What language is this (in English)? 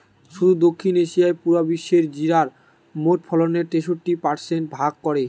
Bangla